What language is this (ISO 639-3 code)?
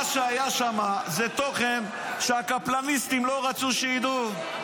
heb